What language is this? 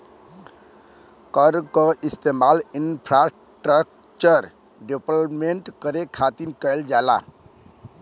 Bhojpuri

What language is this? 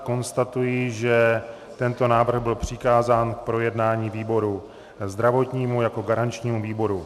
Czech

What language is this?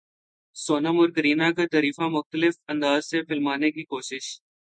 Urdu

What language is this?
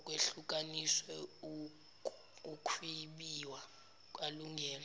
Zulu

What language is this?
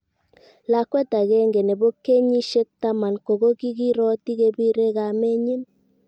Kalenjin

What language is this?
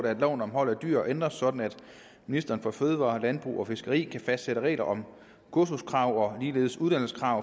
Danish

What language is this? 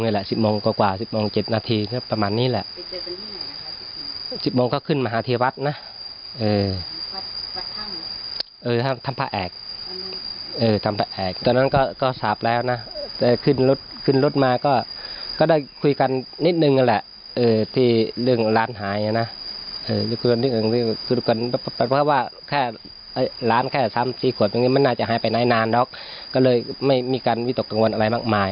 Thai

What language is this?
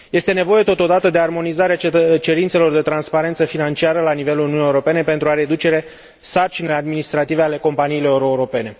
Romanian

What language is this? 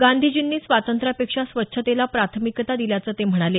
Marathi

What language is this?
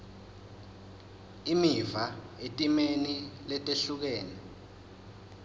Swati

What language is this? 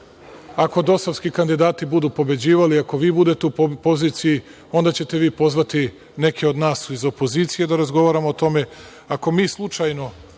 Serbian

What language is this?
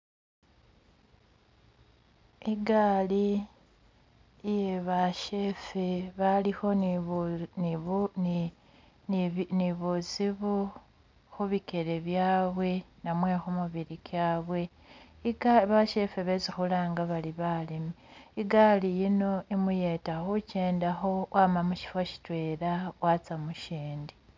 Masaaba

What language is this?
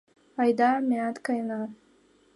Mari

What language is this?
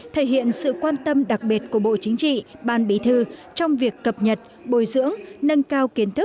Vietnamese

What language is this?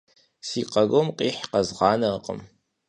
Kabardian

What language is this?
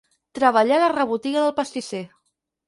Catalan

